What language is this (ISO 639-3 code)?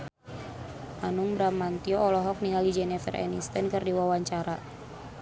sun